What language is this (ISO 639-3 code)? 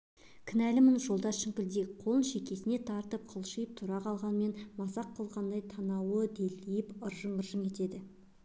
kaz